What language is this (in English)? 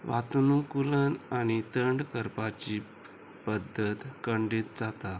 Konkani